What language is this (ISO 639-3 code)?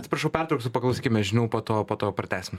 lit